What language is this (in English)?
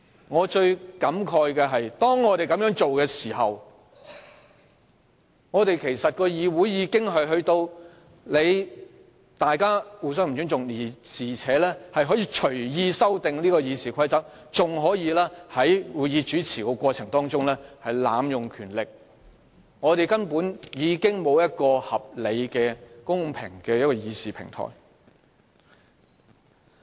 Cantonese